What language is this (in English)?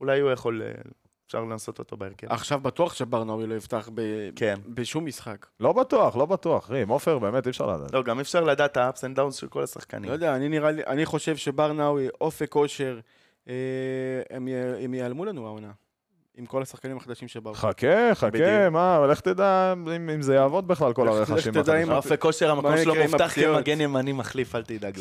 Hebrew